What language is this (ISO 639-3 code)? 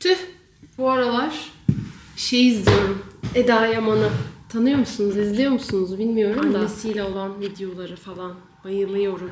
tur